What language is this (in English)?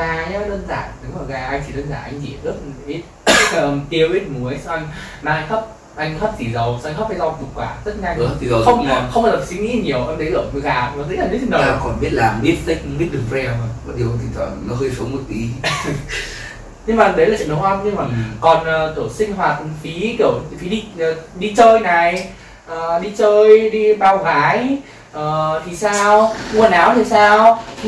Vietnamese